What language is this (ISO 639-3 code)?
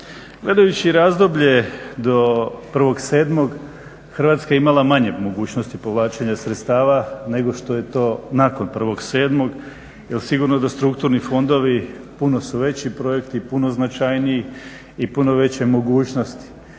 hrv